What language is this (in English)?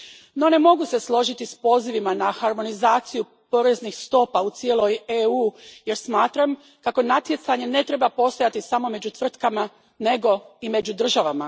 Croatian